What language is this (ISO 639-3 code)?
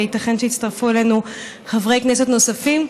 heb